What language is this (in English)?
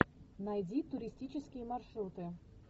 Russian